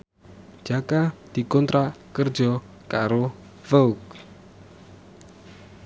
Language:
Javanese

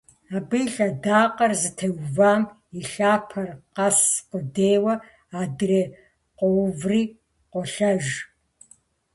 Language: Kabardian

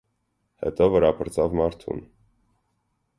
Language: Armenian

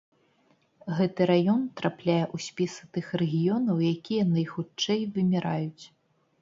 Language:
Belarusian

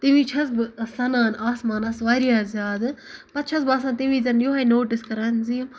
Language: Kashmiri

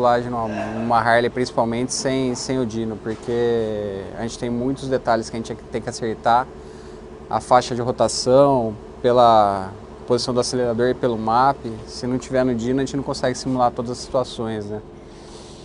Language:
Portuguese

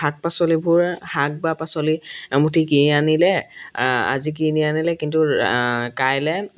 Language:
Assamese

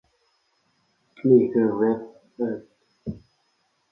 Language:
Thai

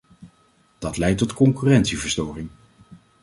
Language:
Dutch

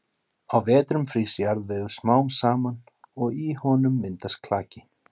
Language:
Icelandic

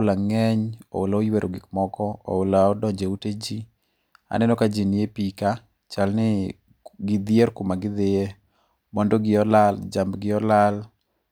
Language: Luo (Kenya and Tanzania)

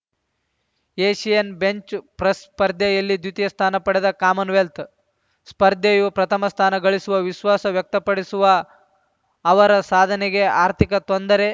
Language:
Kannada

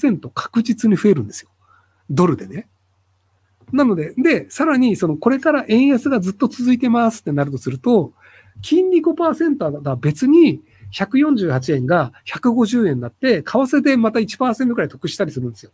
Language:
Japanese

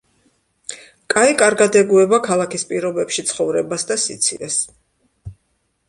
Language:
Georgian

